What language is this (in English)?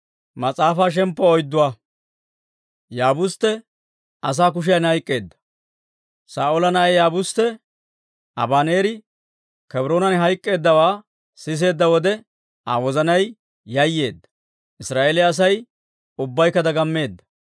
Dawro